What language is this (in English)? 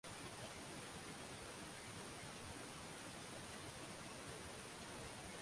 Swahili